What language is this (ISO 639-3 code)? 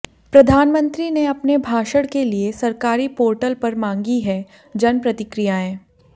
hin